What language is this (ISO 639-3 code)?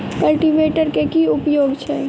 mai